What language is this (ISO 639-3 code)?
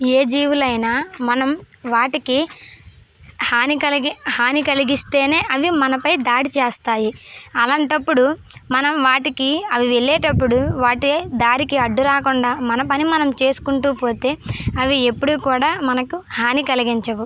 tel